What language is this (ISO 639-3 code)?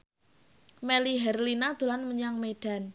jav